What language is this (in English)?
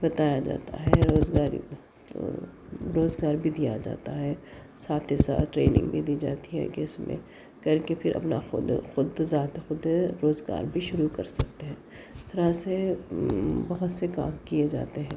Urdu